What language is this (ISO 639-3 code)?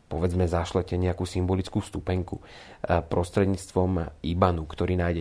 slk